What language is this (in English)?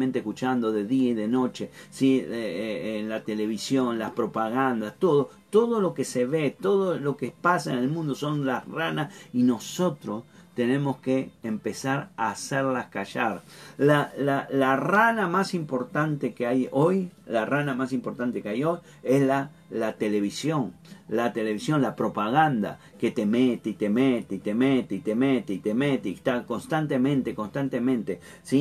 Spanish